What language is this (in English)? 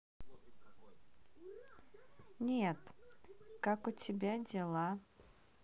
Russian